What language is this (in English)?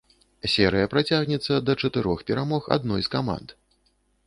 Belarusian